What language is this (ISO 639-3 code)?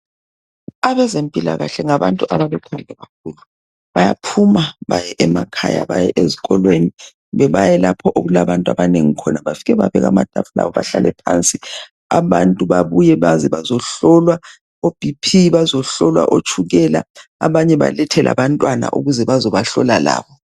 nde